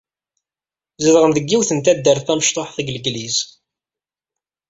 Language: Kabyle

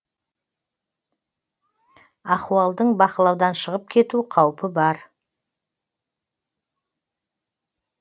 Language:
Kazakh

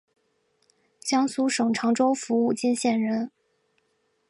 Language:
Chinese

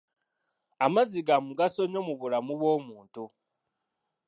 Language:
Ganda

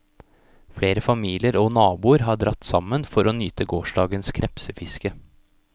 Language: Norwegian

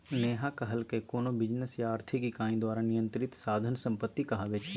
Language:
Maithili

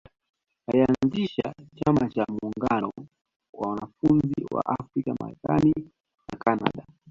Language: Swahili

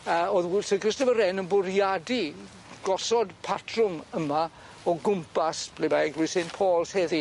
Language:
Welsh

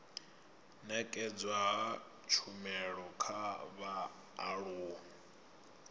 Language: Venda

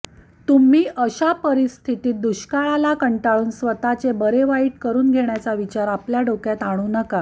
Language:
Marathi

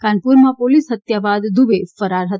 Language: Gujarati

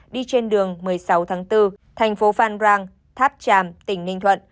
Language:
Vietnamese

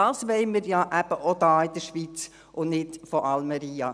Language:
Swiss German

